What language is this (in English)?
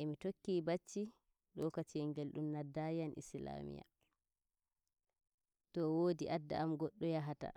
Nigerian Fulfulde